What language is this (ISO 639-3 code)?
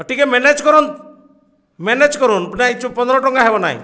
ori